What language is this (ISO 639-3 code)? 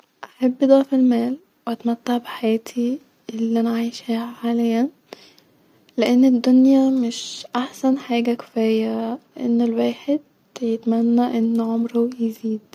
arz